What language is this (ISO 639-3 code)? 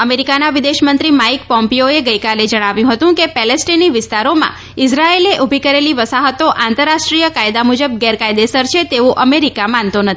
guj